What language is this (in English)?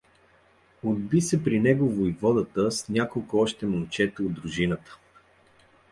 Bulgarian